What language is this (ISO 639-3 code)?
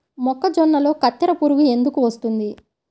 tel